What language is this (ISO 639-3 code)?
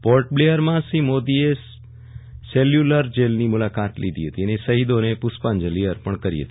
guj